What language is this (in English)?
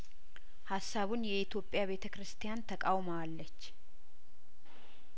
Amharic